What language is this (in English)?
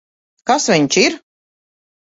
Latvian